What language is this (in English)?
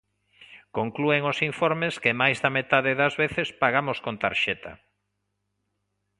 Galician